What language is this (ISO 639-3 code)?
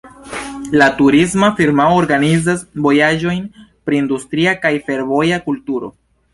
epo